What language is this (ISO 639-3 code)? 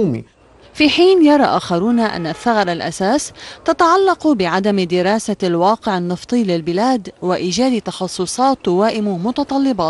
ara